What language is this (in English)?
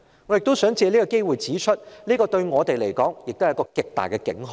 Cantonese